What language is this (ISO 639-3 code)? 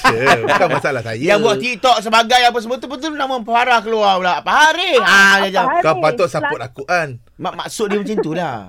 msa